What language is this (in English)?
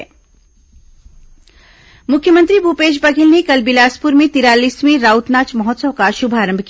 Hindi